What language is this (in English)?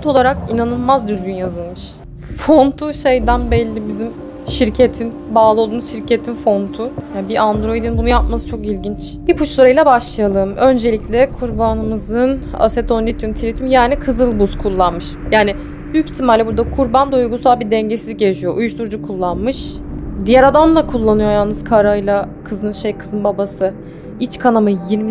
Turkish